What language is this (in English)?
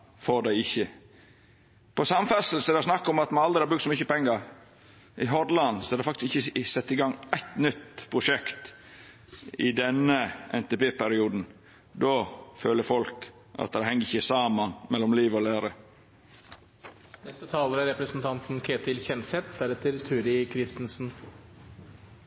Norwegian